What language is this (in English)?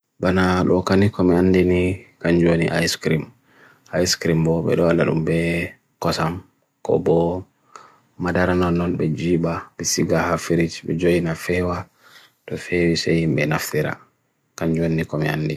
Bagirmi Fulfulde